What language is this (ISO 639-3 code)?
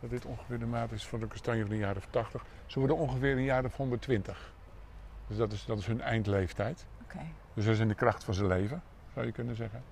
nld